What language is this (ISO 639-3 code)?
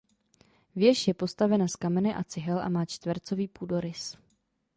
ces